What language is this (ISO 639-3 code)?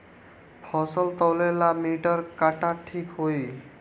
bho